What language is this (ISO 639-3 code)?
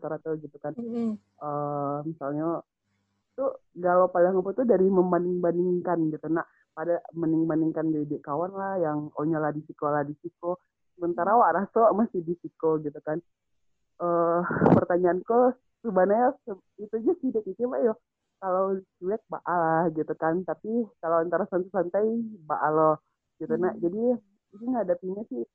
ind